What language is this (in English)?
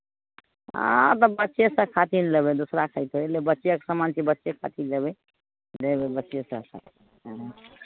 Maithili